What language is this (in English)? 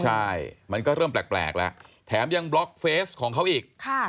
Thai